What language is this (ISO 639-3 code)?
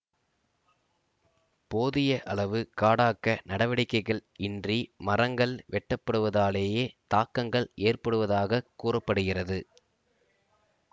tam